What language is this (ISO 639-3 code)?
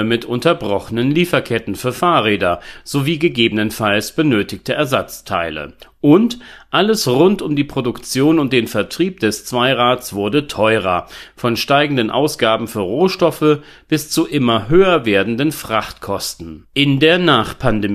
deu